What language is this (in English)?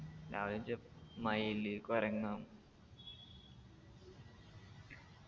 Malayalam